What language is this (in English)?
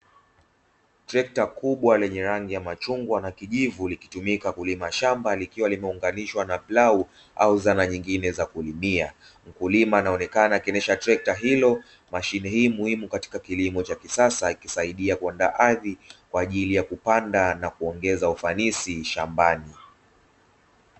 Swahili